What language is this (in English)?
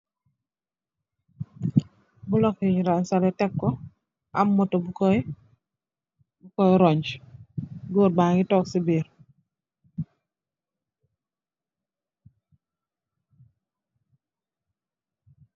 Wolof